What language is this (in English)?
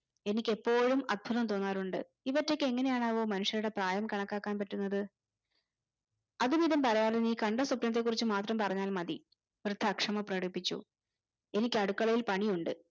Malayalam